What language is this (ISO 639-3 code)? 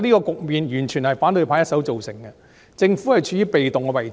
yue